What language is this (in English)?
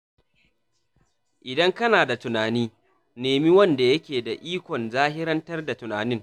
Hausa